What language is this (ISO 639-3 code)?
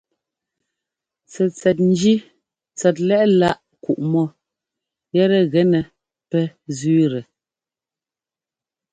jgo